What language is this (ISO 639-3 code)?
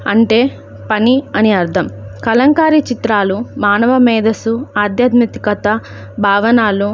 tel